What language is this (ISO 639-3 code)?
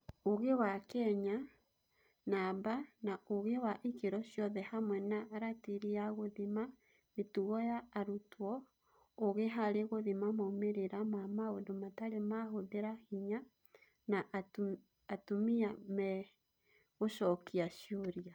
kik